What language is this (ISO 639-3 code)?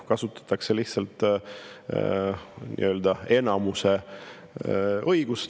est